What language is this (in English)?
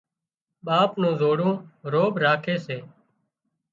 Wadiyara Koli